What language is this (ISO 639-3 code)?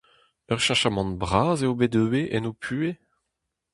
bre